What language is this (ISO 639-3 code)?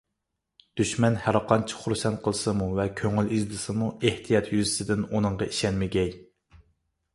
uig